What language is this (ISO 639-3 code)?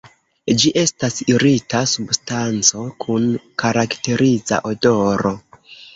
epo